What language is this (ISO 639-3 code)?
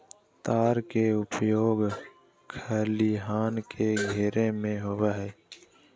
mag